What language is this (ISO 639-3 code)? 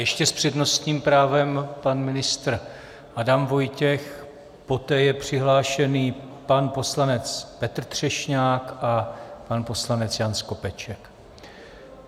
ces